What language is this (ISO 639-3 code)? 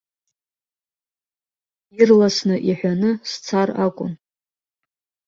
abk